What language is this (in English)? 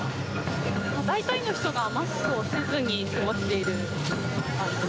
Japanese